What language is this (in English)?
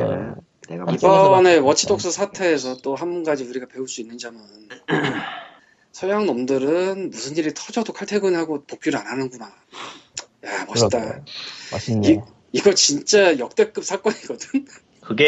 Korean